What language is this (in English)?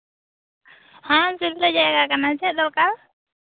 Santali